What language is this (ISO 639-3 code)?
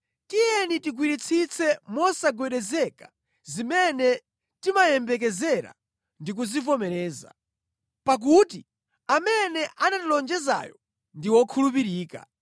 nya